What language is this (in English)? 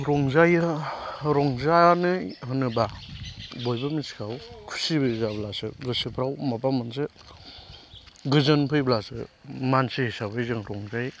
Bodo